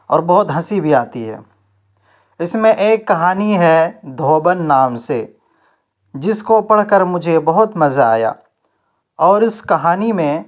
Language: Urdu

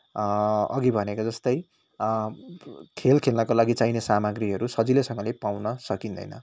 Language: Nepali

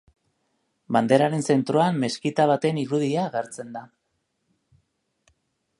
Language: Basque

